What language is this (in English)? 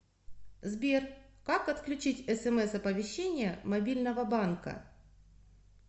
Russian